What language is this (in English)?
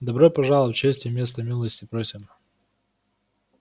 Russian